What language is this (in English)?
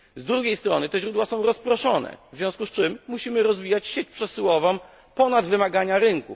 Polish